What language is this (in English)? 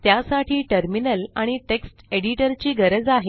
Marathi